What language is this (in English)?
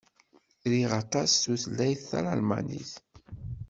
Kabyle